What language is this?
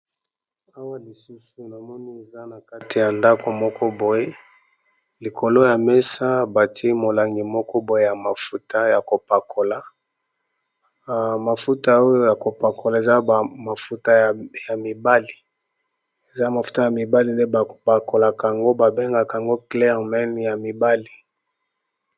Lingala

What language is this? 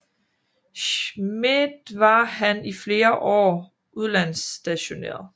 Danish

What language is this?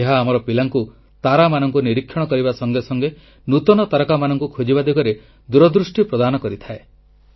Odia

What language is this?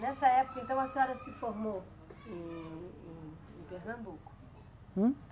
Portuguese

